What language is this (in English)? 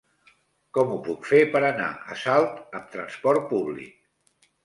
Catalan